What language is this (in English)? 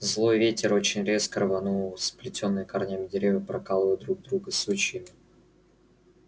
Russian